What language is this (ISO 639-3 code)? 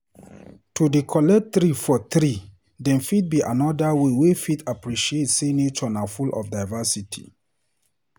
pcm